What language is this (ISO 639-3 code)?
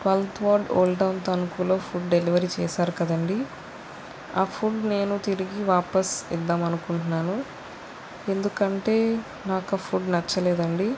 tel